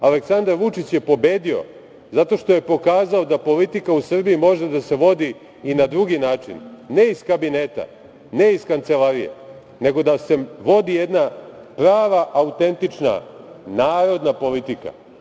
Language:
Serbian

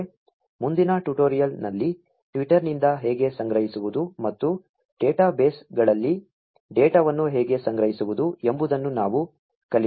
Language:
Kannada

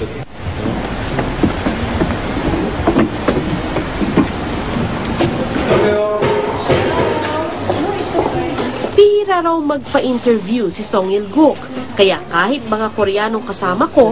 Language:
Filipino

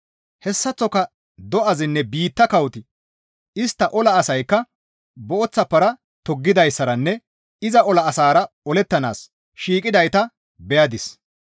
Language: Gamo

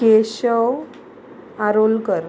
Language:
Konkani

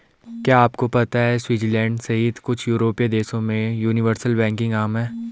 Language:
Hindi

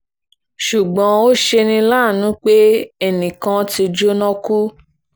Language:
Yoruba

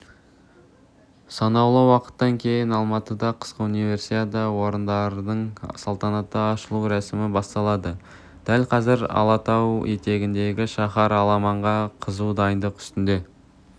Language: Kazakh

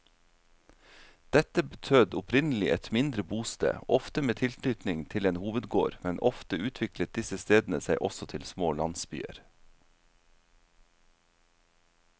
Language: Norwegian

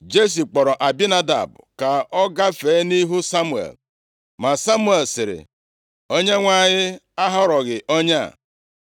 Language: Igbo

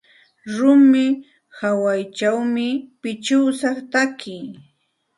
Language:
Santa Ana de Tusi Pasco Quechua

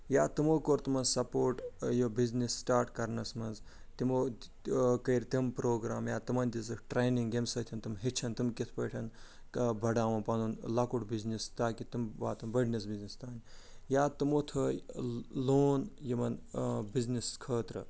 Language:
Kashmiri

